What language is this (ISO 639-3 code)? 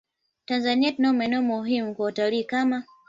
swa